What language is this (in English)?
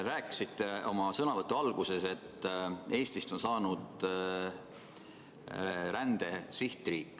Estonian